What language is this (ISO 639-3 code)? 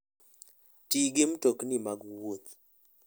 luo